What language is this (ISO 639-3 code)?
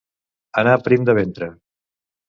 cat